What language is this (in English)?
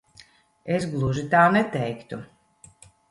Latvian